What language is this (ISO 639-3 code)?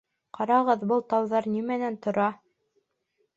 bak